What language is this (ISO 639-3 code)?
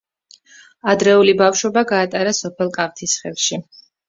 kat